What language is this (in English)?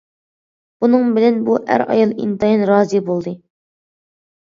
Uyghur